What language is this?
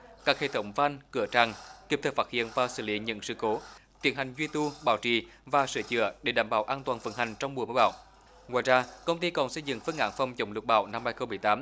Vietnamese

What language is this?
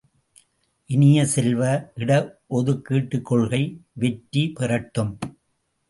Tamil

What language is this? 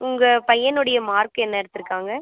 Tamil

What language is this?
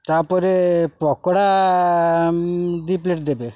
Odia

